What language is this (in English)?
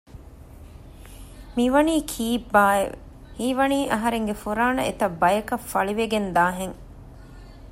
Divehi